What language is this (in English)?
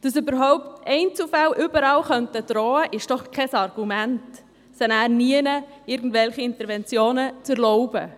Swiss German